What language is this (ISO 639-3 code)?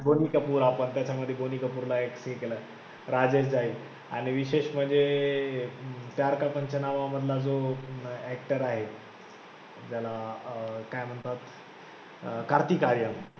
mar